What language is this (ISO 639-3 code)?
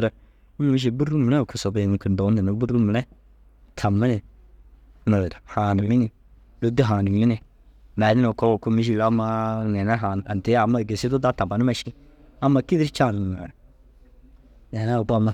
dzg